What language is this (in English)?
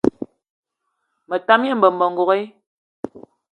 Eton (Cameroon)